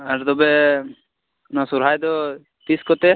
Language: Santali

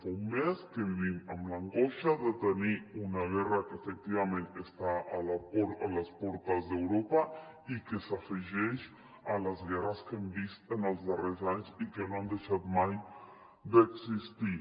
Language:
Catalan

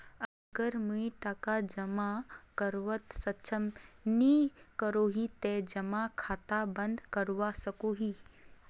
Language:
Magahi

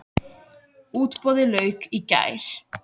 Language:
Icelandic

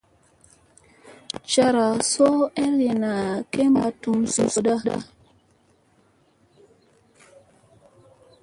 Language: Musey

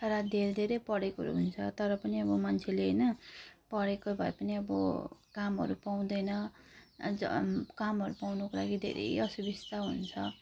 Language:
Nepali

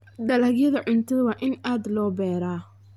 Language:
Somali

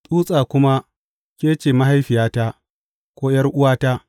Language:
Hausa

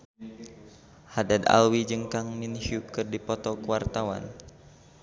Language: Sundanese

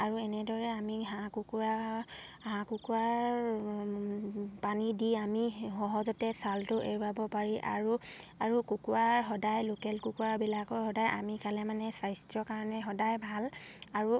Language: Assamese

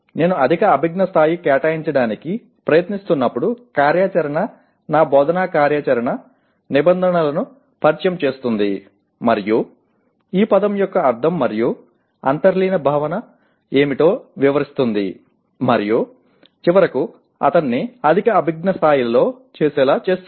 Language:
Telugu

